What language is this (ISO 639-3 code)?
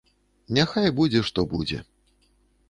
bel